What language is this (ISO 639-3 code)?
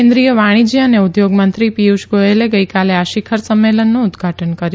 guj